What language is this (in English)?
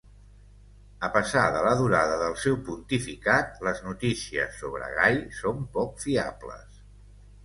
Catalan